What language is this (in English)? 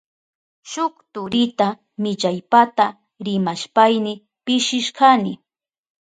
Southern Pastaza Quechua